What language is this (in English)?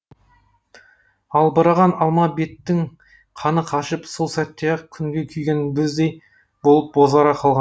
Kazakh